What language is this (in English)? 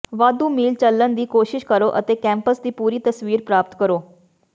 Punjabi